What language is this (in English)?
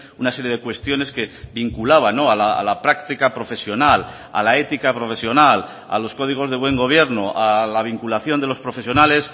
Spanish